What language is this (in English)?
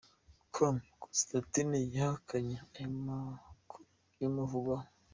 Kinyarwanda